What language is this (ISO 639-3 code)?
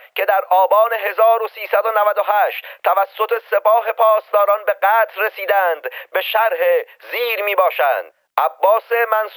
fas